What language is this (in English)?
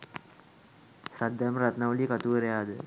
Sinhala